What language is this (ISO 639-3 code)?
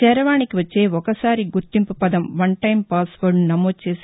tel